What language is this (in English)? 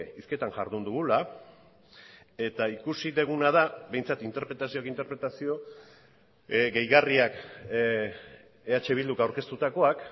Basque